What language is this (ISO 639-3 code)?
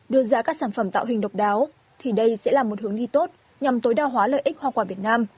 vie